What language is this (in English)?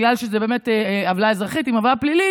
Hebrew